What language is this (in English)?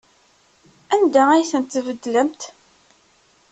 Kabyle